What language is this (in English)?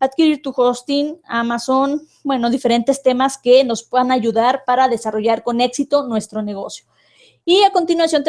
Spanish